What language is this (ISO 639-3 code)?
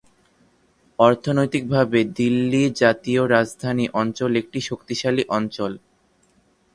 ben